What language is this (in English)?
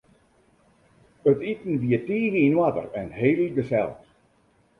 Western Frisian